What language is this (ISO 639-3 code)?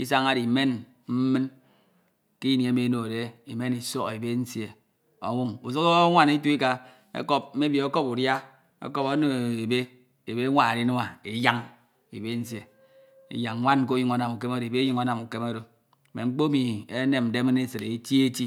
itw